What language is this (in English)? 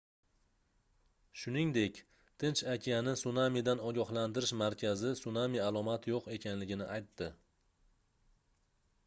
Uzbek